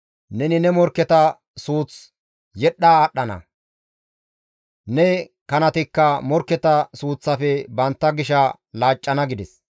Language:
Gamo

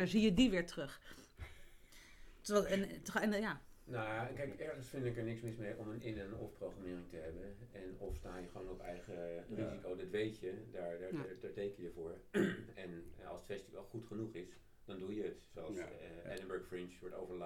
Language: Dutch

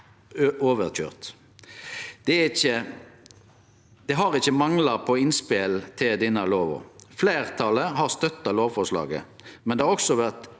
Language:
Norwegian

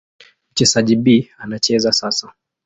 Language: Swahili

